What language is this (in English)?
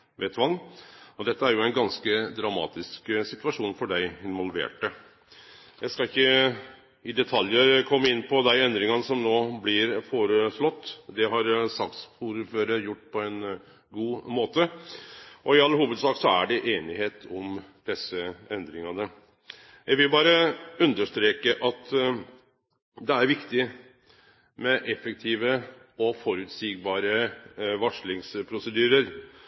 Norwegian Nynorsk